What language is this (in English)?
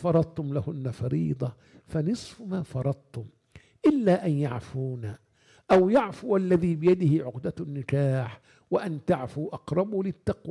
Arabic